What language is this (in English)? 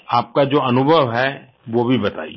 Hindi